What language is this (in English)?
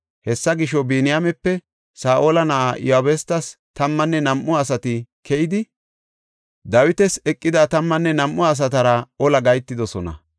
Gofa